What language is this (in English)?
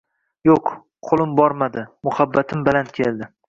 Uzbek